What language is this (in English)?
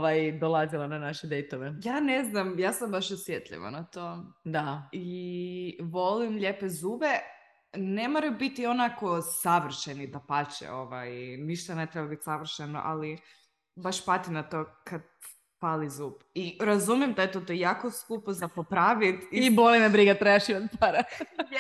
Croatian